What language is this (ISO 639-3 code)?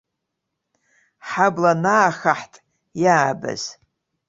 abk